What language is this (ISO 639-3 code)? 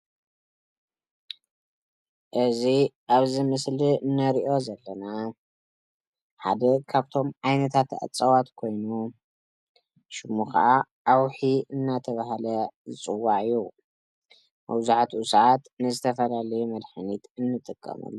tir